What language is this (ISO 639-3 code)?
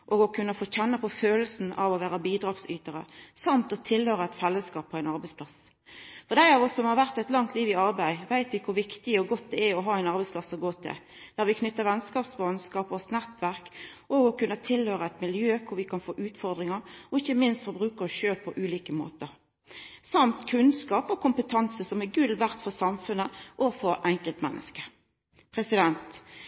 nno